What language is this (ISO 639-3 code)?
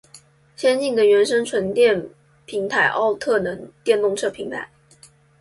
zho